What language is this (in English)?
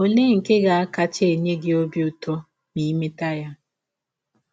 Igbo